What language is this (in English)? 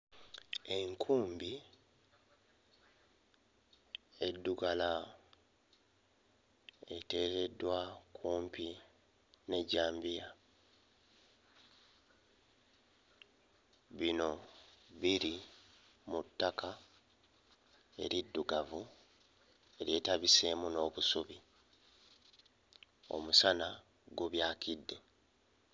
Ganda